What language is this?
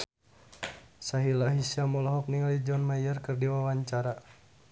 Sundanese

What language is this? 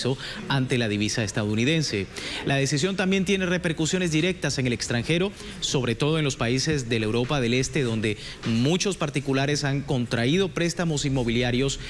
Spanish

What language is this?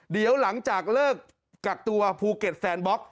Thai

